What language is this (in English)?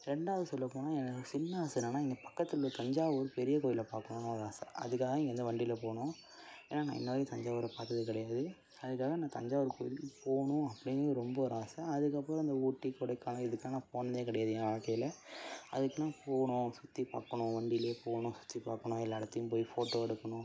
Tamil